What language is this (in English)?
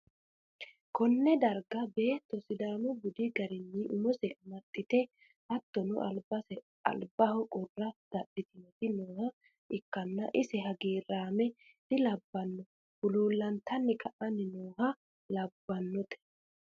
Sidamo